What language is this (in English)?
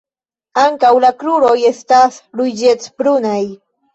Esperanto